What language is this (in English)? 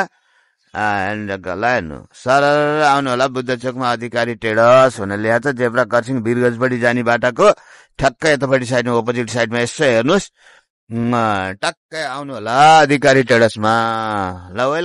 Turkish